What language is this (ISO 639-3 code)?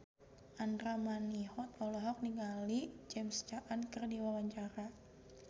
sun